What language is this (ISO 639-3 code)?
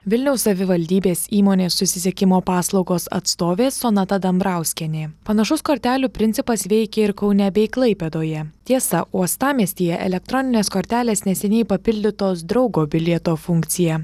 lit